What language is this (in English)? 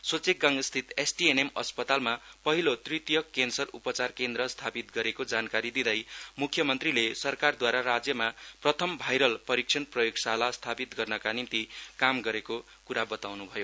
Nepali